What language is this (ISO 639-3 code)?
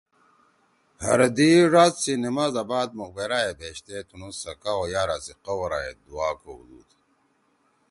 trw